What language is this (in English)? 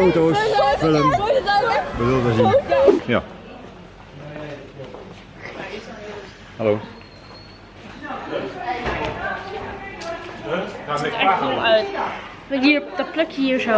Dutch